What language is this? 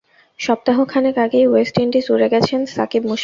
Bangla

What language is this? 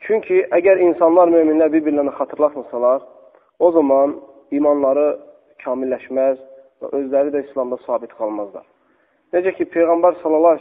Turkish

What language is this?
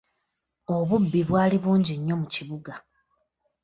Ganda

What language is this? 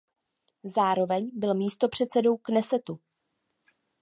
Czech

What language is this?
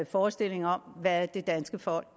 Danish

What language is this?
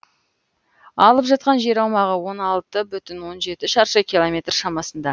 Kazakh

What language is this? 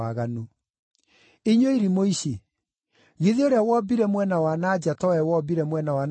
Kikuyu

